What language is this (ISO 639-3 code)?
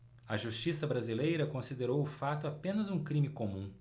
por